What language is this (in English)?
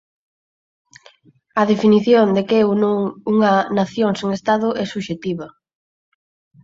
Galician